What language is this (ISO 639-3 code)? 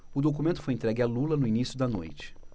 por